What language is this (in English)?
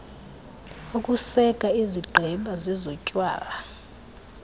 Xhosa